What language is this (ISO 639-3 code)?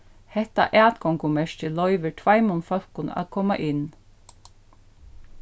fao